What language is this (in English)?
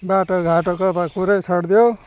Nepali